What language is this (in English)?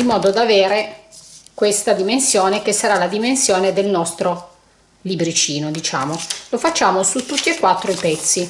Italian